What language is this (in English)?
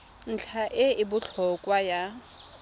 Tswana